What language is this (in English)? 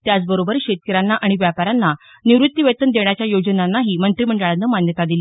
Marathi